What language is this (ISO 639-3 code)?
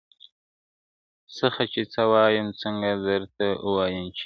pus